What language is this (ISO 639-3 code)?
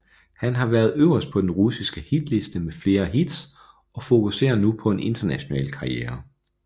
dan